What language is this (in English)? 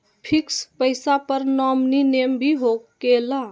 Magahi